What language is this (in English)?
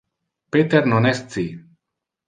Interlingua